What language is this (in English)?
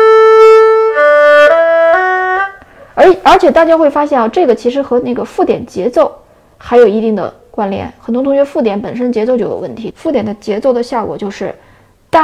Chinese